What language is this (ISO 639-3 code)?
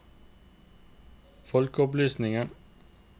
nor